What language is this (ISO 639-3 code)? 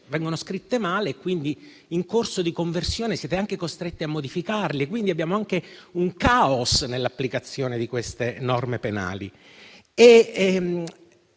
ita